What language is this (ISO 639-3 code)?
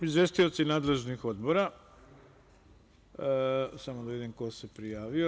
srp